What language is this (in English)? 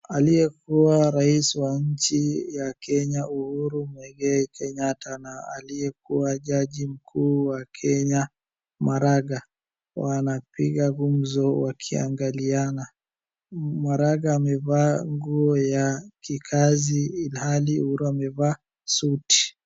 Swahili